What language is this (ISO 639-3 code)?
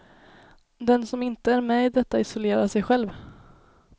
swe